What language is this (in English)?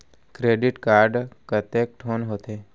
Chhattisgarhi